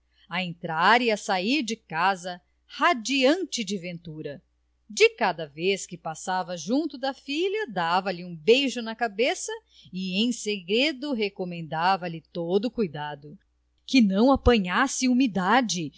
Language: Portuguese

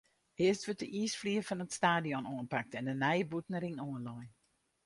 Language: Western Frisian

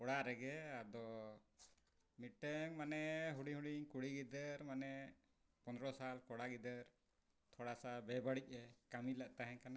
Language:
Santali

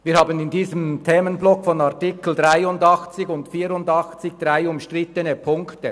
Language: Swiss German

